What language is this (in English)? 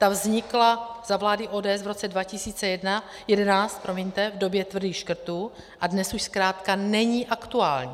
Czech